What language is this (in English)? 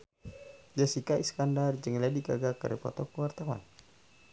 Sundanese